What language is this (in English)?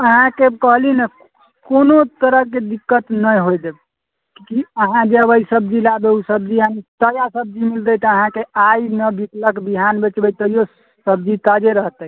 Maithili